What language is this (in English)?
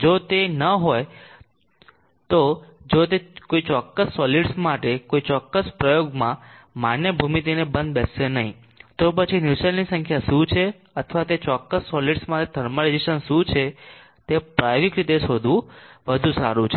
Gujarati